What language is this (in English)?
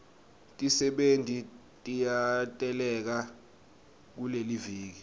Swati